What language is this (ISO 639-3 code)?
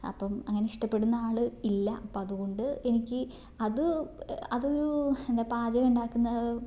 mal